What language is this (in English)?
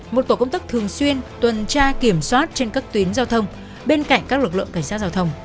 Vietnamese